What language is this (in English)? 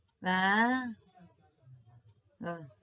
Gujarati